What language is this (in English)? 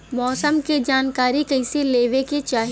Bhojpuri